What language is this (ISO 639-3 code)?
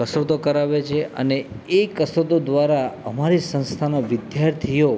guj